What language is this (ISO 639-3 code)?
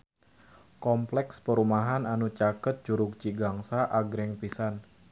sun